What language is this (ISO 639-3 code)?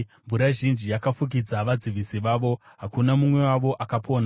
sna